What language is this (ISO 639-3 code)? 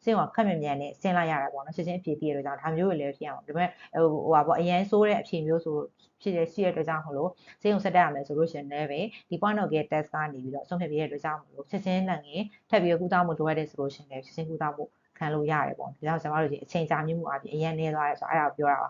tha